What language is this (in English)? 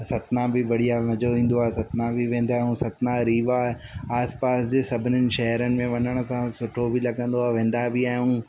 Sindhi